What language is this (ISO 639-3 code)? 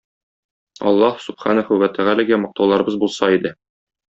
tat